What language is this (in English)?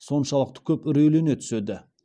Kazakh